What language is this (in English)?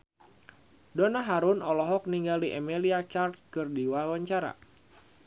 Sundanese